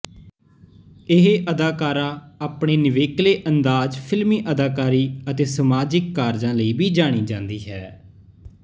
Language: Punjabi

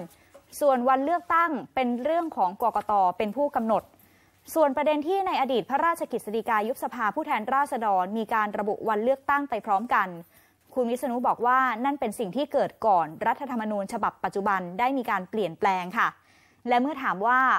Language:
Thai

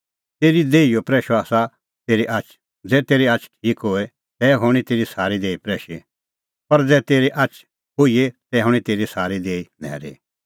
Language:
Kullu Pahari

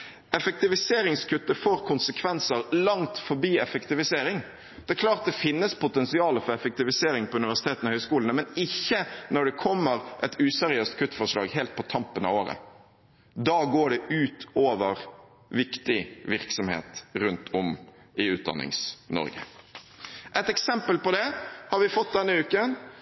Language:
Norwegian Bokmål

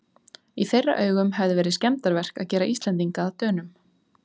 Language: Icelandic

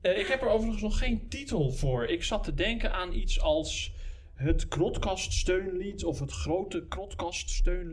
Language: Dutch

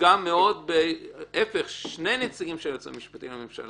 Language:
Hebrew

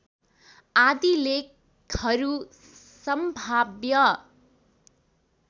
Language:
Nepali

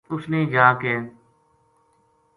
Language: Gujari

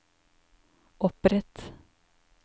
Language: Norwegian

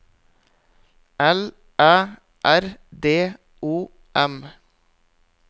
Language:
Norwegian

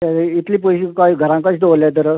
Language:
Konkani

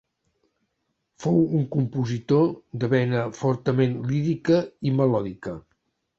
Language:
Catalan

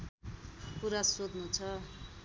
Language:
Nepali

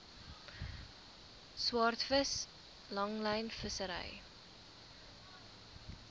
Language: Afrikaans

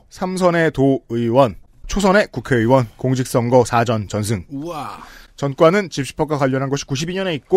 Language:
Korean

